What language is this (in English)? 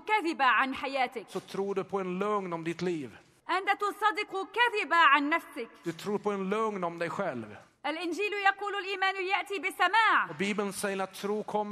Arabic